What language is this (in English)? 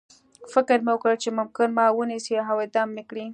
Pashto